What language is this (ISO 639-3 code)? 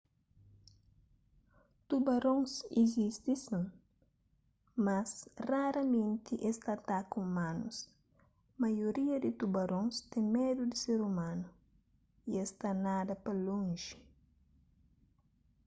kea